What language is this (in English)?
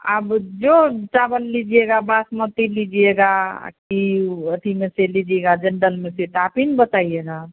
Hindi